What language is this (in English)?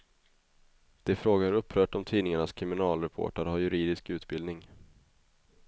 Swedish